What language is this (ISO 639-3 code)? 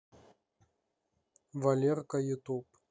rus